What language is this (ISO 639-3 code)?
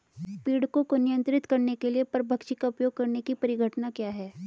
hin